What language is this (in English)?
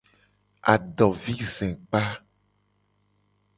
Gen